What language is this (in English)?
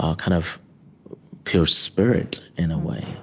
English